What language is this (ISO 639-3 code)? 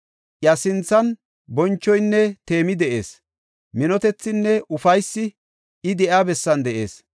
gof